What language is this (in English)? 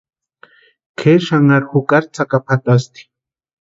Western Highland Purepecha